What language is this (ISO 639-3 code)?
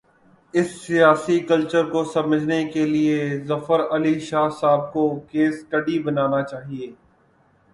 urd